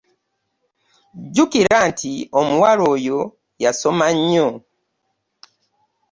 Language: Ganda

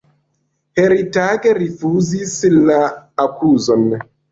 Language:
Esperanto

